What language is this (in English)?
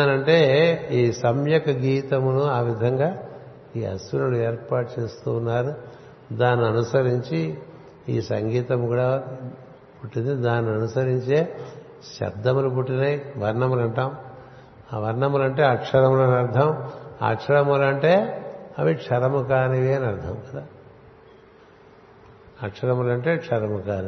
Telugu